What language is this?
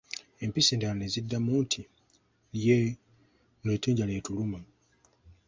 Ganda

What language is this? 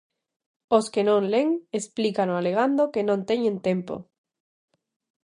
Galician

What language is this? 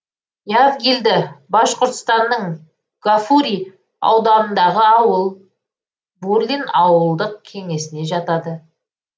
Kazakh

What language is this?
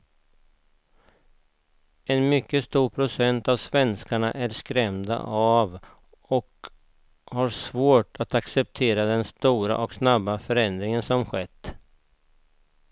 Swedish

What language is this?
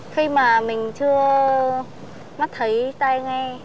Vietnamese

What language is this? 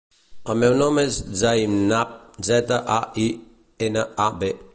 Catalan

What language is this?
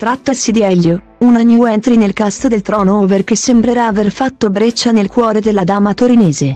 Italian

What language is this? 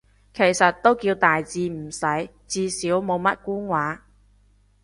Cantonese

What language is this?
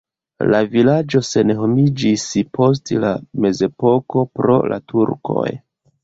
Esperanto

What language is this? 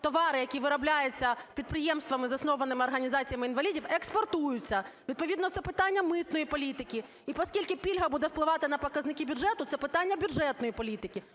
Ukrainian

